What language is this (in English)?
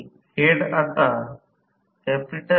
Marathi